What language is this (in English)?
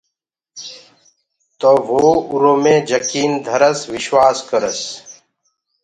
Gurgula